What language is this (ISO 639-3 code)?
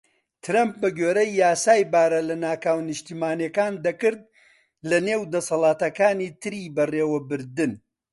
ckb